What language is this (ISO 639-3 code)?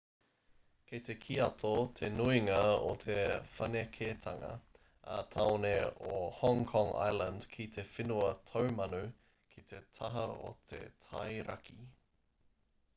mri